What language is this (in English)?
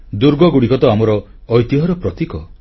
Odia